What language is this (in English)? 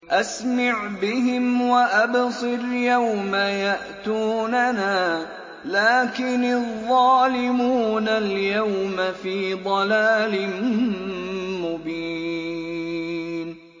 Arabic